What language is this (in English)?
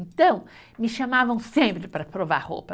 Portuguese